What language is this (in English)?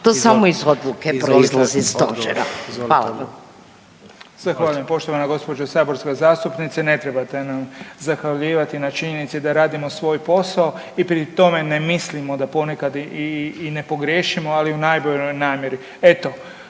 Croatian